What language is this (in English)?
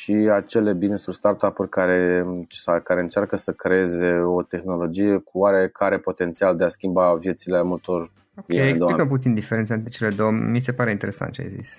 Romanian